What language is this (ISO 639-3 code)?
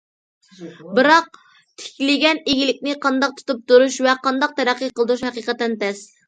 uig